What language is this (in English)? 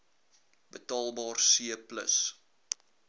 Afrikaans